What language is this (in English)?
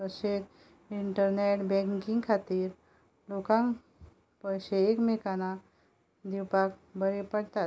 Konkani